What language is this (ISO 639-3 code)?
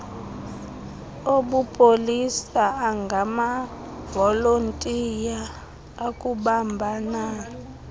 xho